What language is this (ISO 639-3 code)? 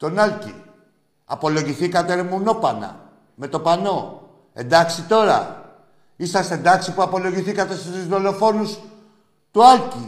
ell